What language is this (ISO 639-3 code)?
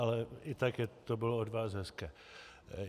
ces